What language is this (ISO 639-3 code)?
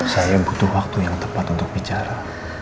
ind